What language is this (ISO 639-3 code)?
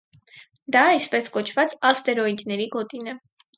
hye